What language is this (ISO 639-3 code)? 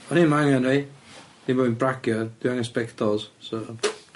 cym